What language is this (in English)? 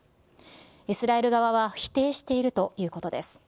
Japanese